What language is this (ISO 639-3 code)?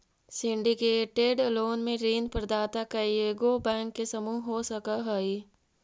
mag